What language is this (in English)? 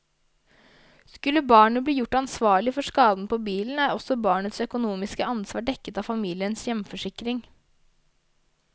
Norwegian